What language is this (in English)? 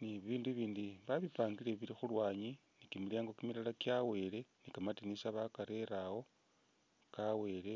Masaaba